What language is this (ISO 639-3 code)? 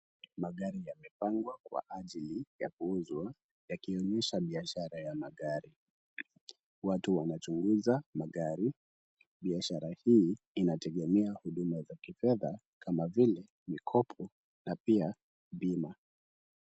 swa